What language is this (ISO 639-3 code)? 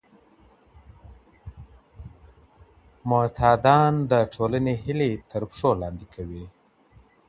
pus